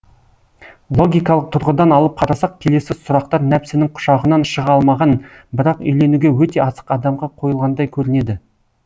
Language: Kazakh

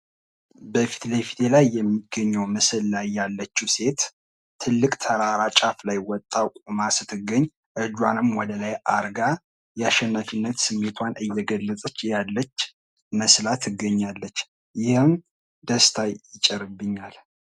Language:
Amharic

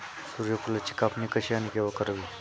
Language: Marathi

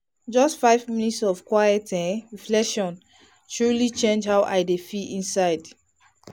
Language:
Nigerian Pidgin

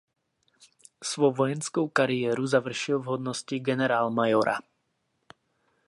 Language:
Czech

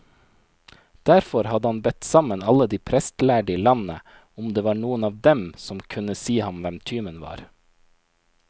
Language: Norwegian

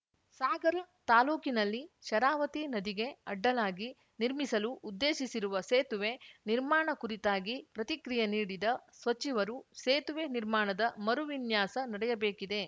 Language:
Kannada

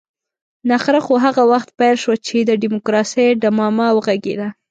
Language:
Pashto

